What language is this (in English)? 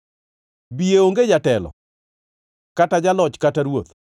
Luo (Kenya and Tanzania)